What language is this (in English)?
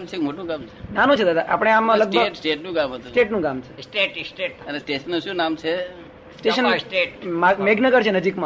Gujarati